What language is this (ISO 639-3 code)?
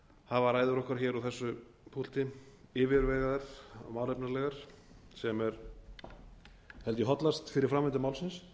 isl